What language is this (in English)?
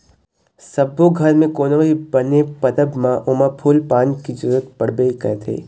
Chhattisgarhi